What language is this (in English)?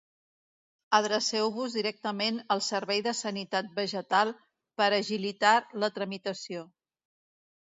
Catalan